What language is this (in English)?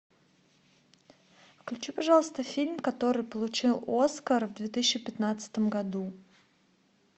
Russian